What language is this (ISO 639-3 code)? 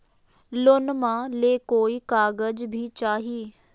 mag